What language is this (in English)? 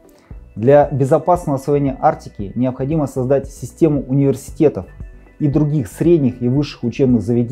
Russian